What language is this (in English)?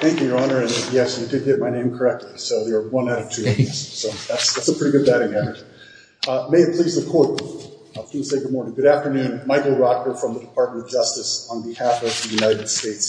English